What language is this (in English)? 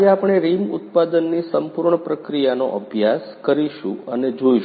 Gujarati